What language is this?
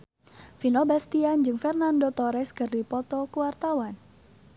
Sundanese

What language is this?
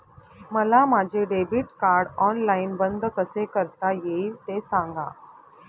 Marathi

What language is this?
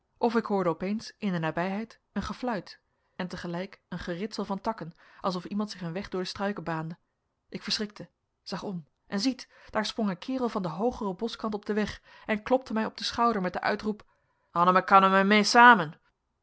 Dutch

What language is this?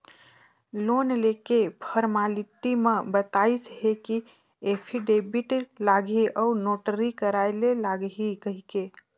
Chhattisgarhi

